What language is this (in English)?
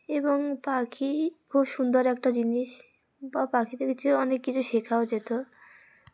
Bangla